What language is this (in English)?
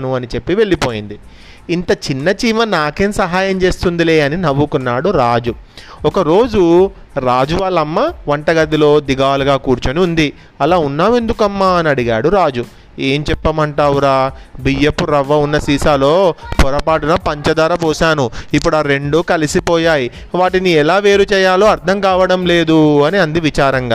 Telugu